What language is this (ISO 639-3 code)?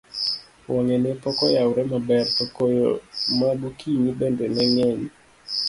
luo